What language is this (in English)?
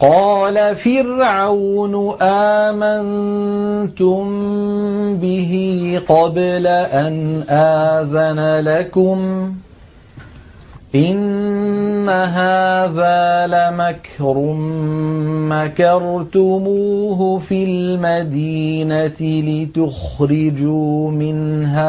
Arabic